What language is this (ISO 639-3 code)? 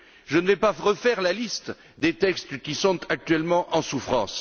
fra